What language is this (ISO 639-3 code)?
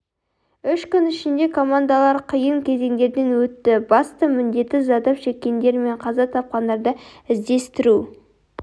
kaz